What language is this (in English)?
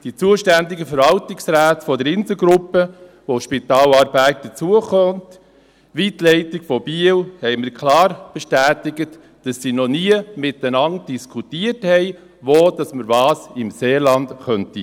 Swiss German